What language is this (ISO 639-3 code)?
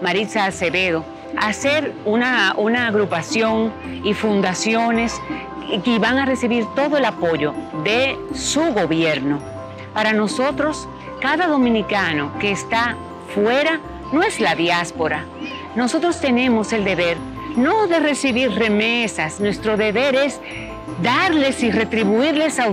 spa